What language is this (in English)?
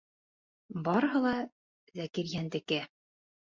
Bashkir